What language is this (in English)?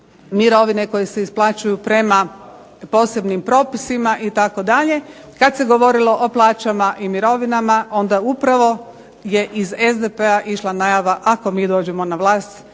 Croatian